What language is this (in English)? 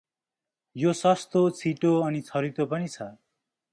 Nepali